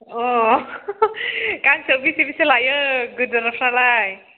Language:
Bodo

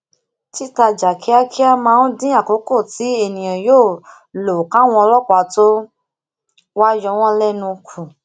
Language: Yoruba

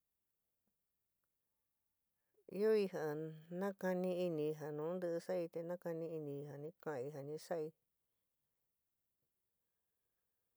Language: San Miguel El Grande Mixtec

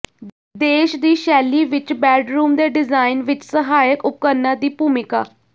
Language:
Punjabi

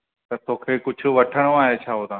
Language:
Sindhi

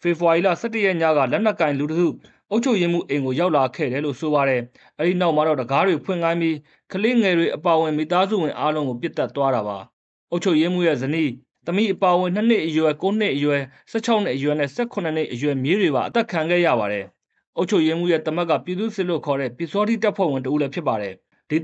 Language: Romanian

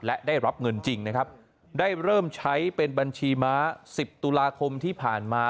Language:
Thai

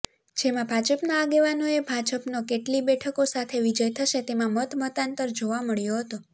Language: Gujarati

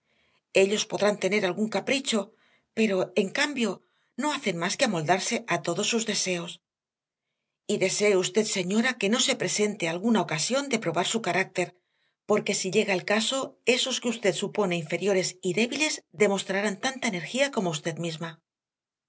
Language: Spanish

